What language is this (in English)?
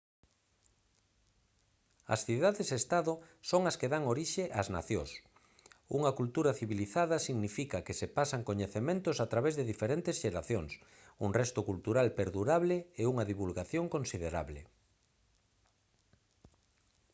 Galician